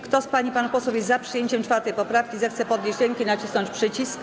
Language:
Polish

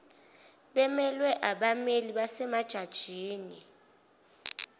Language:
Zulu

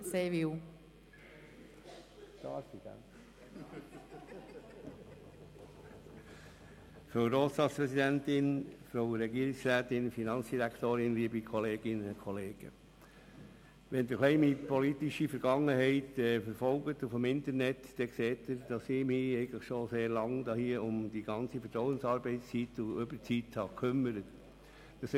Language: Swiss German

